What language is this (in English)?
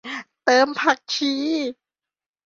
Thai